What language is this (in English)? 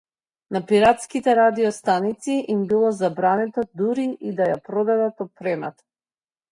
Macedonian